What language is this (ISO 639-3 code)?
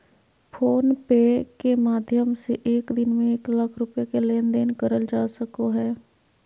mag